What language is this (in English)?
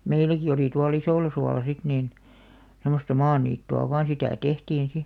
Finnish